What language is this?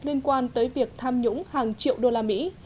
Vietnamese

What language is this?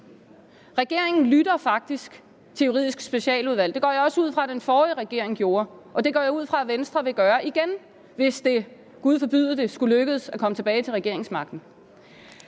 Danish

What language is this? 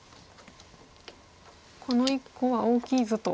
Japanese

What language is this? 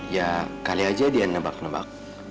Indonesian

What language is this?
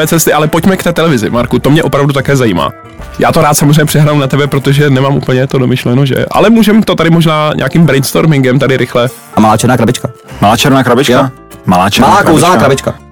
Czech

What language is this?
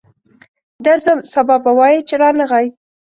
Pashto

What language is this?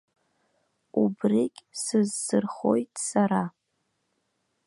Abkhazian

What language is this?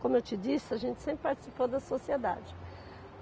Portuguese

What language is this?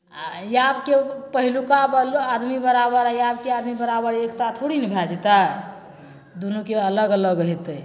Maithili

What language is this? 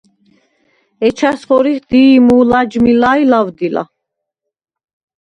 Svan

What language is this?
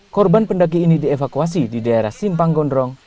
Indonesian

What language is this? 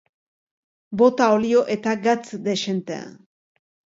Basque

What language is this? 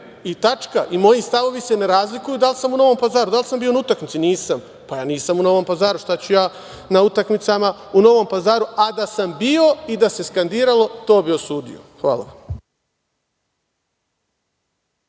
Serbian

